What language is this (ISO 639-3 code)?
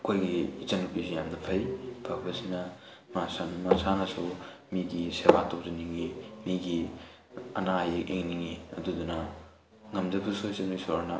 mni